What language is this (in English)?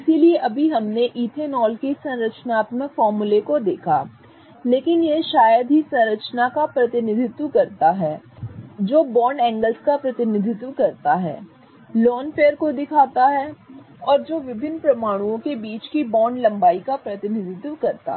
Hindi